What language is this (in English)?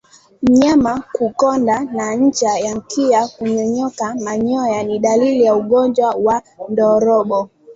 Swahili